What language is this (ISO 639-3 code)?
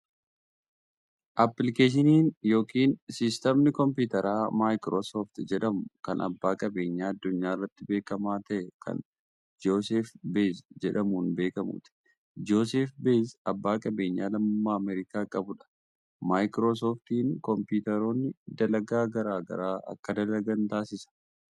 orm